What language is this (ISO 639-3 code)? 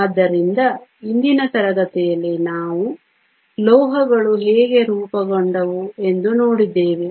kan